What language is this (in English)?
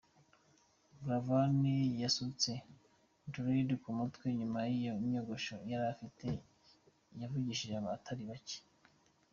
Kinyarwanda